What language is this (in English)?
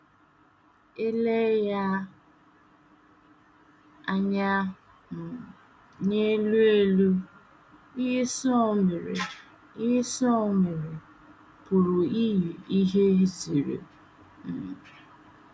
Igbo